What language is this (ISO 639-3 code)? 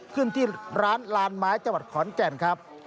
tha